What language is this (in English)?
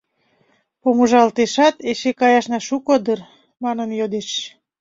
Mari